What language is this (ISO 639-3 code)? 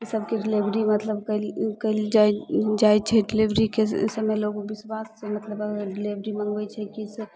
mai